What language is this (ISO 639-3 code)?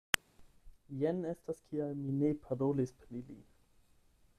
epo